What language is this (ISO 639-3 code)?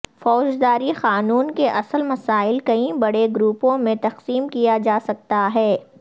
urd